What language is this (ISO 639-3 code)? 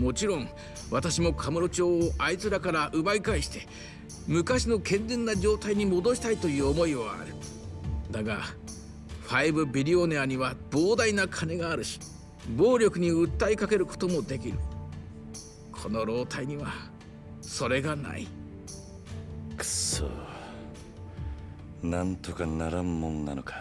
jpn